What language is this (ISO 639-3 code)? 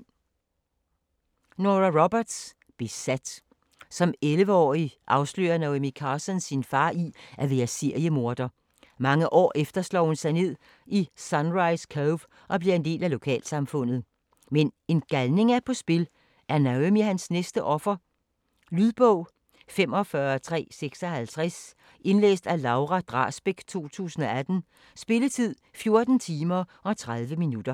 dan